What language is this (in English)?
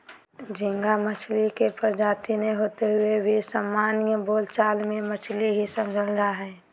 Magahi